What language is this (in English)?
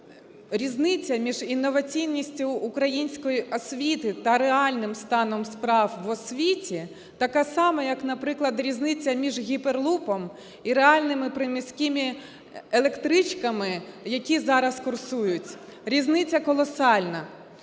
Ukrainian